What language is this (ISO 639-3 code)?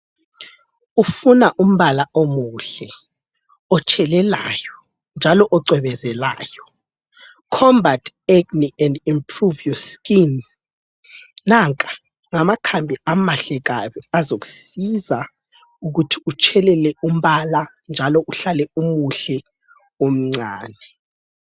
nde